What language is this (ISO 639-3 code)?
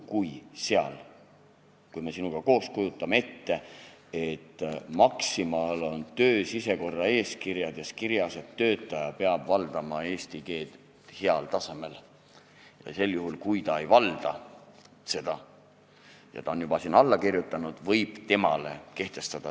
est